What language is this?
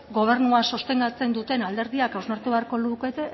Basque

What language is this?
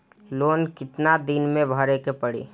Bhojpuri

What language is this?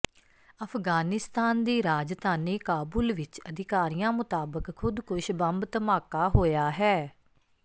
Punjabi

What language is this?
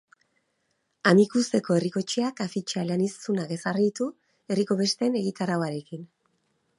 Basque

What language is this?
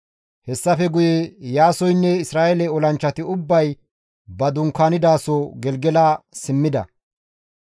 Gamo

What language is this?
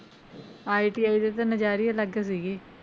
Punjabi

